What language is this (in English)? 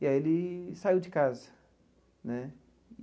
Portuguese